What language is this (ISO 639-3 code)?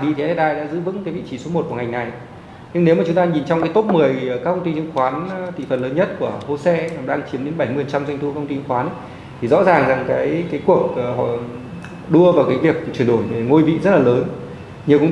vie